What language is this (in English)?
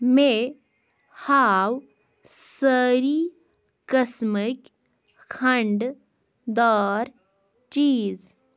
Kashmiri